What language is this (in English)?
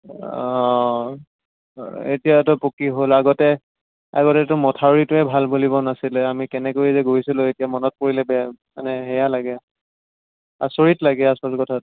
Assamese